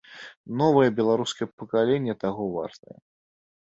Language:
Belarusian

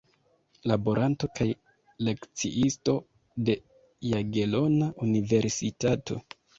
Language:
Esperanto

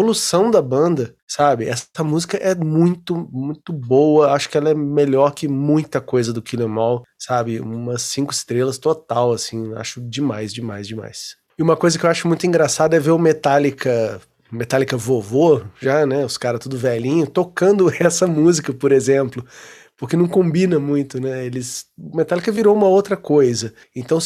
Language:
Portuguese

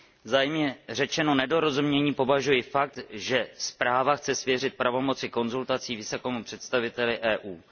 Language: Czech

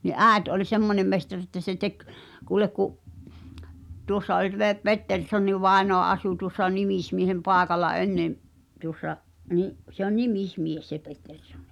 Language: Finnish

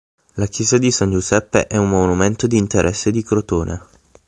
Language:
Italian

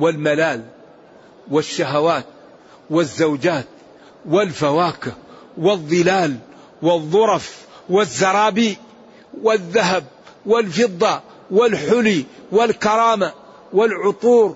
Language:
Arabic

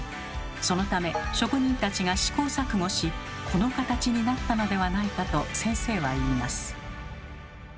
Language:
Japanese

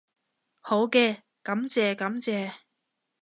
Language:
Cantonese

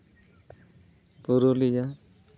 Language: Santali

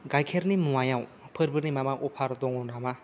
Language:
Bodo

